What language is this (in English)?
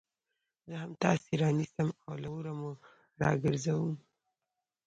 Pashto